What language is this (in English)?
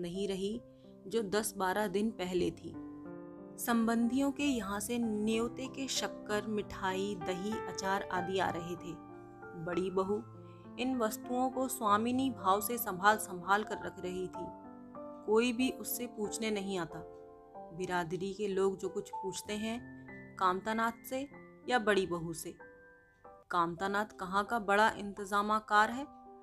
Hindi